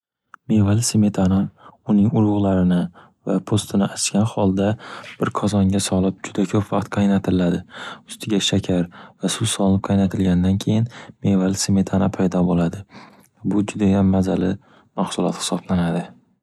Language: Uzbek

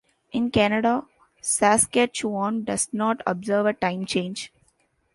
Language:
English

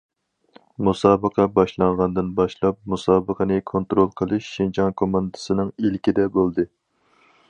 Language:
Uyghur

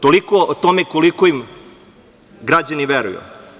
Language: Serbian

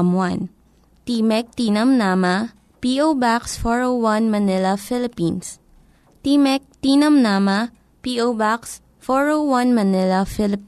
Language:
Filipino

